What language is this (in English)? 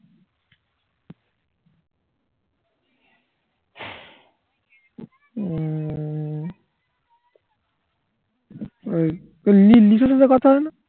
Bangla